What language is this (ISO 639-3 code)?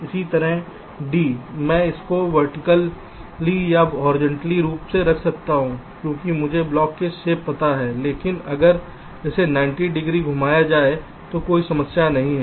hin